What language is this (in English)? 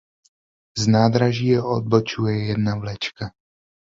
Czech